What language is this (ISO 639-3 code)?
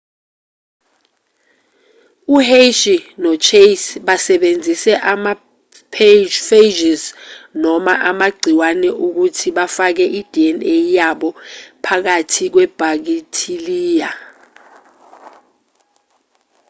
zul